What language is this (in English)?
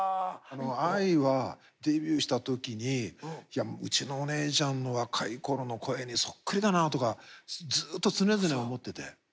Japanese